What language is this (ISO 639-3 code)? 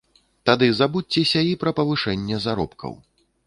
bel